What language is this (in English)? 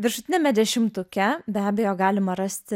Lithuanian